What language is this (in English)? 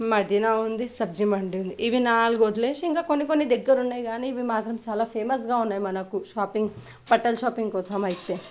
Telugu